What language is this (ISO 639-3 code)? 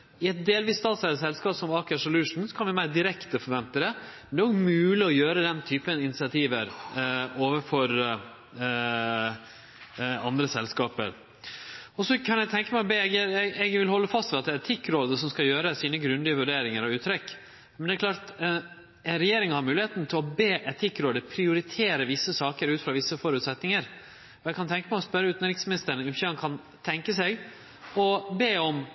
nno